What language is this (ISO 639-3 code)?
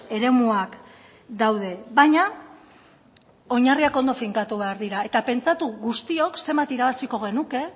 eus